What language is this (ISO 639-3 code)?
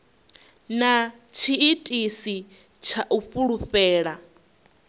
ven